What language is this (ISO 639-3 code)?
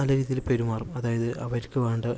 mal